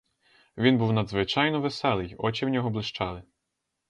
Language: Ukrainian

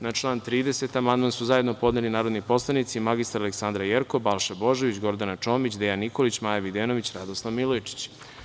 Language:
Serbian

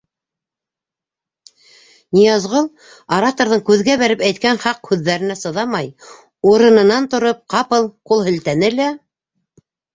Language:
Bashkir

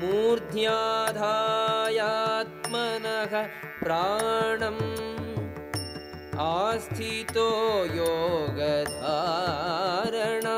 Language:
Telugu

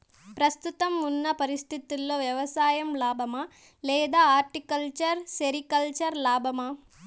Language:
Telugu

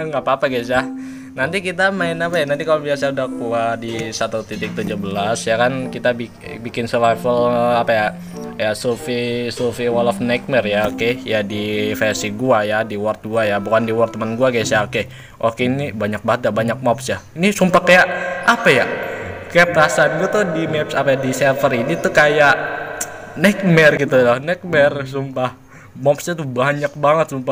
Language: Indonesian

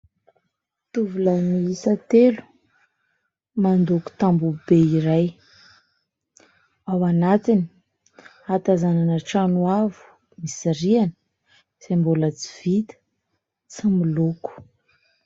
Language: Malagasy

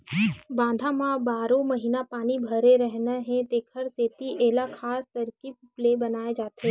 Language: Chhattisgarhi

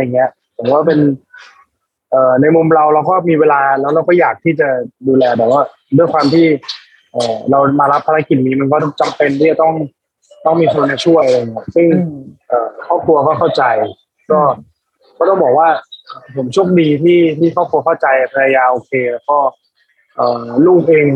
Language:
Thai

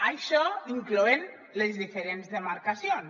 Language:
Catalan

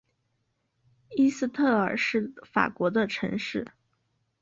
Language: Chinese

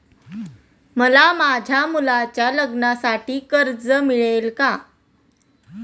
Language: Marathi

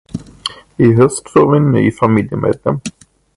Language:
Swedish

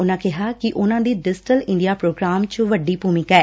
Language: Punjabi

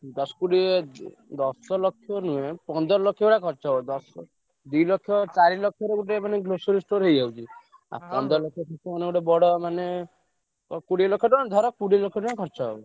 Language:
Odia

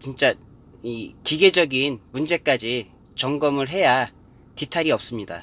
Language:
Korean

